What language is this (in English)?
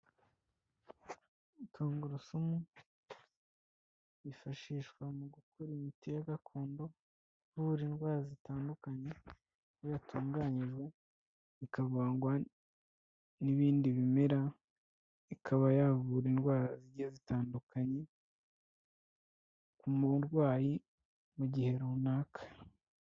Kinyarwanda